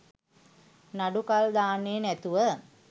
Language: Sinhala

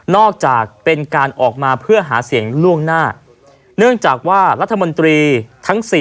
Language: Thai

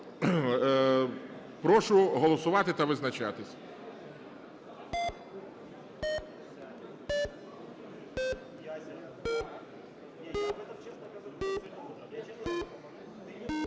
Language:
Ukrainian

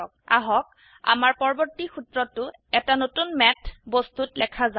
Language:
Assamese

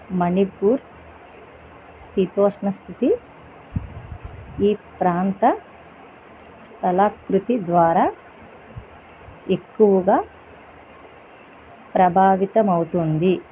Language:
Telugu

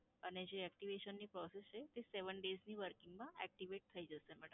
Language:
Gujarati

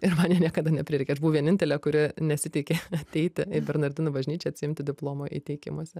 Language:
Lithuanian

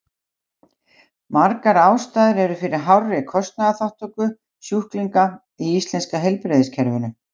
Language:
Icelandic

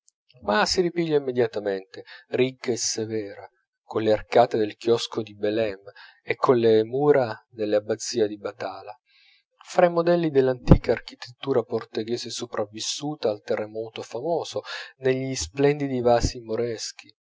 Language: Italian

